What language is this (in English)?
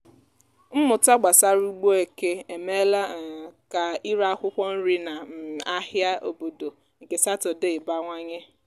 Igbo